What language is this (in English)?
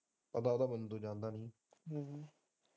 Punjabi